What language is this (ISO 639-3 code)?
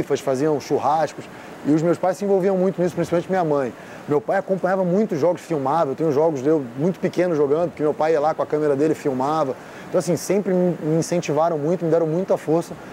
por